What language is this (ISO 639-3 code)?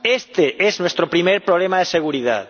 spa